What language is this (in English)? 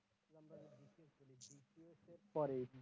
Bangla